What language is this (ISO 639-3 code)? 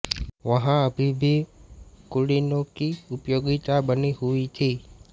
hin